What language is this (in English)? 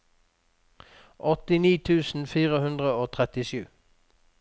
Norwegian